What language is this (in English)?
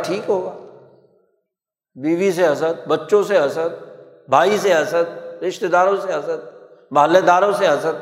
Urdu